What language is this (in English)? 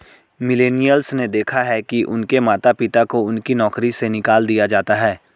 Hindi